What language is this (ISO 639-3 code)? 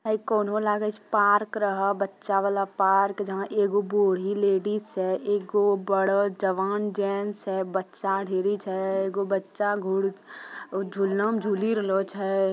mag